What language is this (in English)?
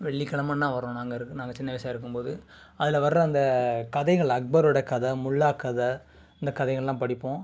Tamil